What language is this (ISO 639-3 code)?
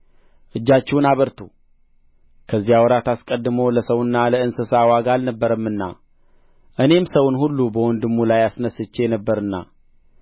amh